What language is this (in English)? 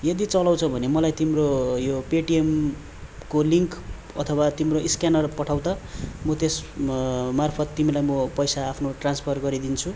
Nepali